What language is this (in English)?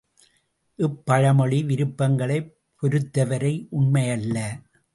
Tamil